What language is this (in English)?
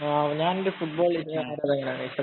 Malayalam